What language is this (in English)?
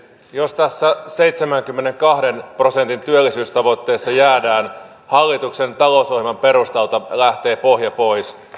Finnish